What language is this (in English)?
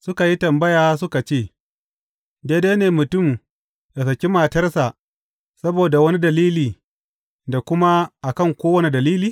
Hausa